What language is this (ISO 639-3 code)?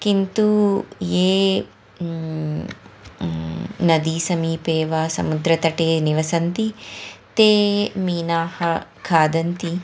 san